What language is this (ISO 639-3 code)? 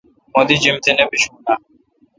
xka